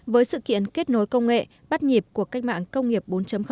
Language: Vietnamese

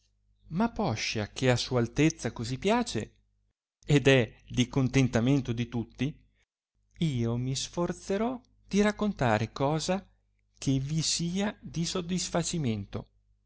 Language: Italian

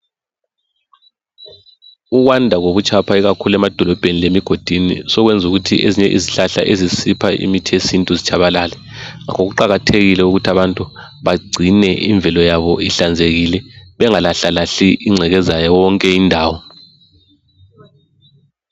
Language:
North Ndebele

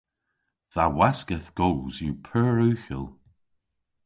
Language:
Cornish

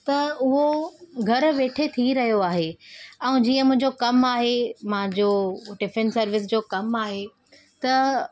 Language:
Sindhi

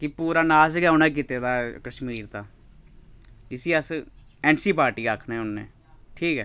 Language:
Dogri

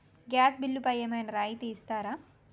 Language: Telugu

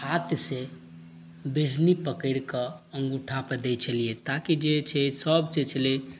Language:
Maithili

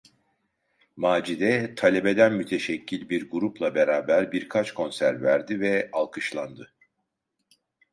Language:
Turkish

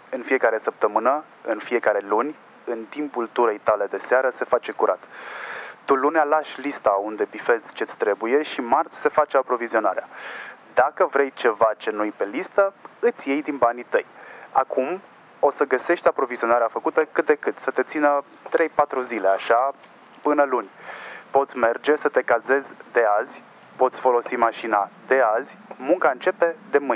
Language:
Romanian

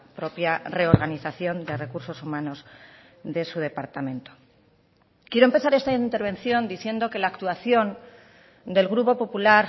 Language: Spanish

